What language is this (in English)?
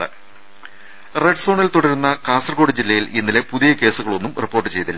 Malayalam